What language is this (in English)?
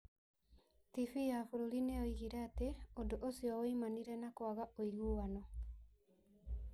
Kikuyu